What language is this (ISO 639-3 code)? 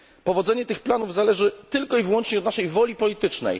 pol